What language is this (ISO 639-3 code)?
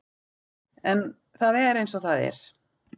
isl